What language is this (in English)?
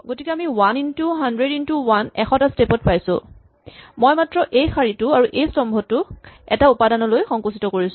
Assamese